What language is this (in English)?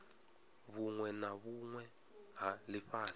Venda